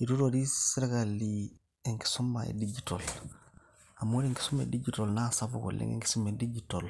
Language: Masai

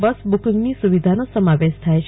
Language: Gujarati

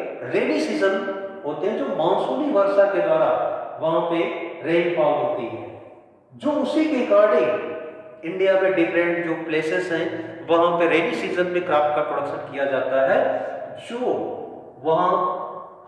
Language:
Hindi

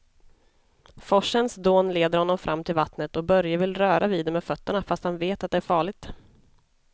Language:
Swedish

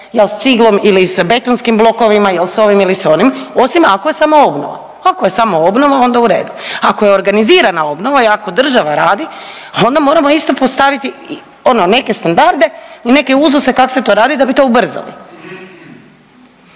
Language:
Croatian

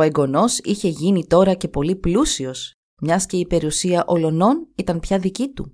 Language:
Greek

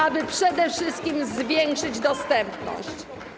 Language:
Polish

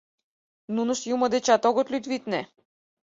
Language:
Mari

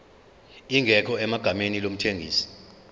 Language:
Zulu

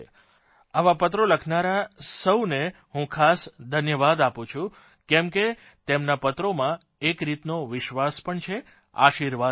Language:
Gujarati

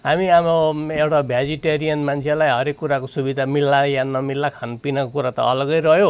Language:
Nepali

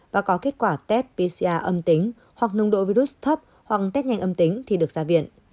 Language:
Vietnamese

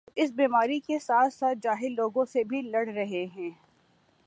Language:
Urdu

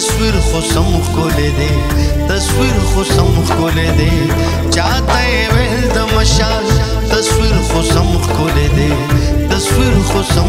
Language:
Romanian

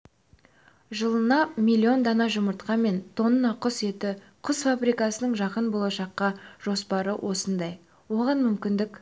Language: Kazakh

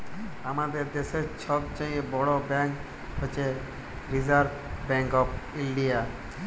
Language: Bangla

